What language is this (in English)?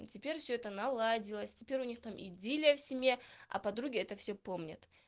Russian